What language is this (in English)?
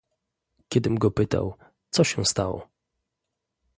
Polish